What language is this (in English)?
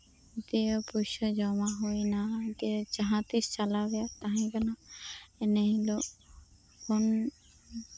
Santali